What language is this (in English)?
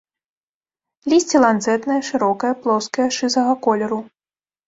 Belarusian